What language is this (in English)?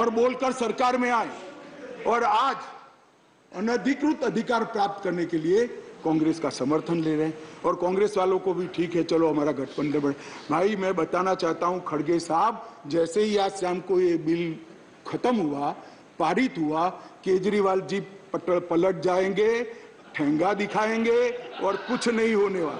Hindi